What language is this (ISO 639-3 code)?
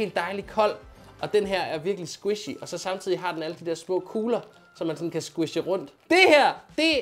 dan